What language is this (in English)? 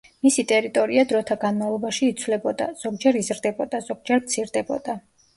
Georgian